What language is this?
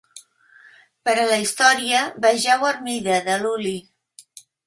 Catalan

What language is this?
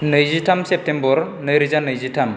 Bodo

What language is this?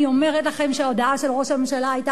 Hebrew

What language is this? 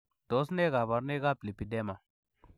Kalenjin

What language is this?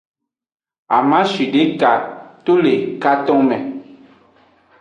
Aja (Benin)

